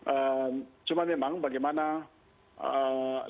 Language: Indonesian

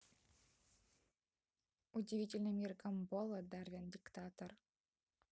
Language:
Russian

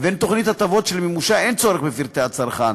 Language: Hebrew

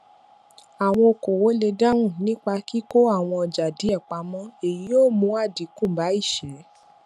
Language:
Yoruba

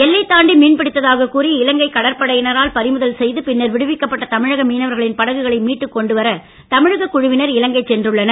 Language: Tamil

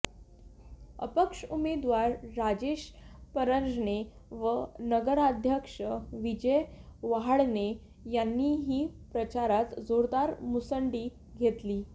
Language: Marathi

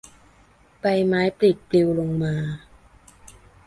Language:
Thai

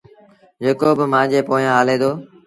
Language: Sindhi Bhil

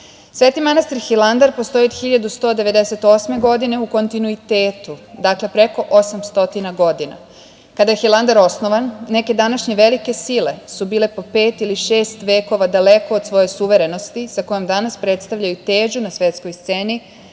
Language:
Serbian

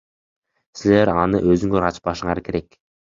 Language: Kyrgyz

